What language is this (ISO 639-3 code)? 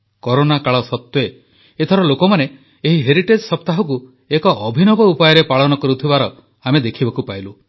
ori